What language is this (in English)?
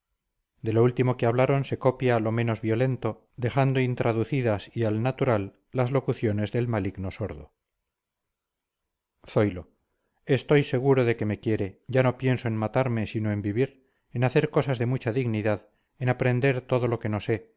Spanish